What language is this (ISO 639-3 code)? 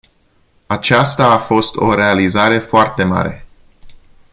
ron